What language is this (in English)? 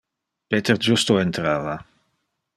Interlingua